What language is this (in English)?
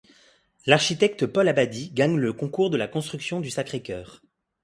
French